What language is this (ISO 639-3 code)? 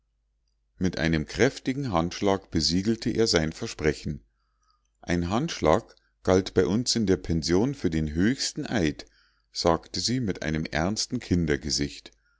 deu